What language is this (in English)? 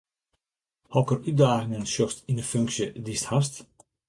Western Frisian